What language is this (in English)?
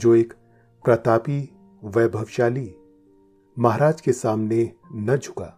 Hindi